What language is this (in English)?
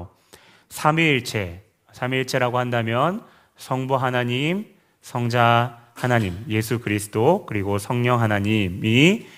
Korean